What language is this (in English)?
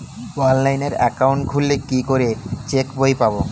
Bangla